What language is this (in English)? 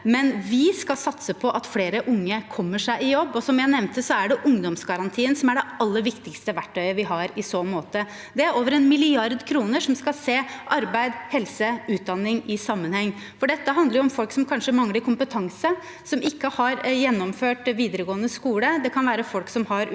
Norwegian